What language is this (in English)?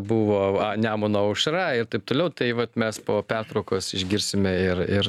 Lithuanian